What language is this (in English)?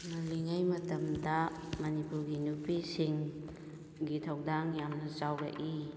Manipuri